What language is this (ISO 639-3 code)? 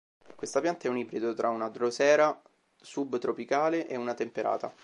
ita